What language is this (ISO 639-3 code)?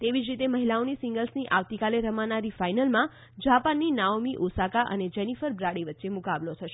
guj